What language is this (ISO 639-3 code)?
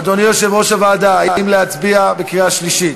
heb